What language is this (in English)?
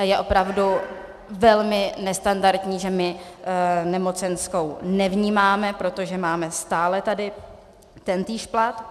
Czech